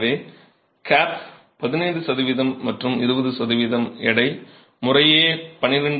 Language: Tamil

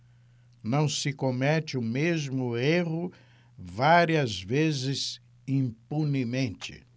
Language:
Portuguese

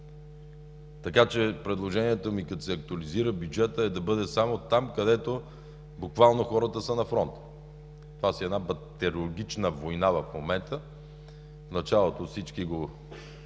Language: Bulgarian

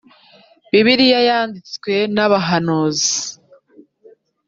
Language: Kinyarwanda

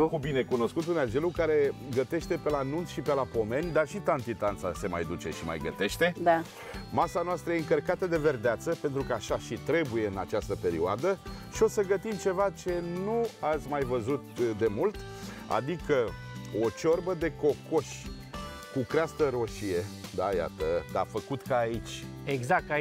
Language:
Romanian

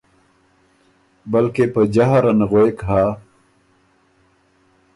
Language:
Ormuri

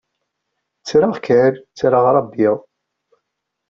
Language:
Kabyle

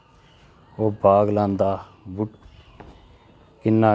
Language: Dogri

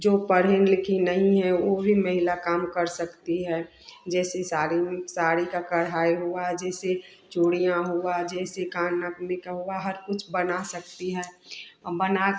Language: Hindi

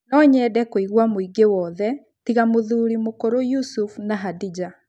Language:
Kikuyu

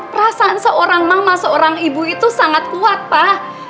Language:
Indonesian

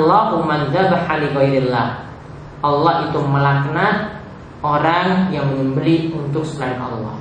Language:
Indonesian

